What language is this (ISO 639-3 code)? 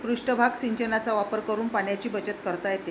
mar